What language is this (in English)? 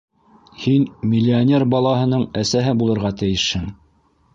Bashkir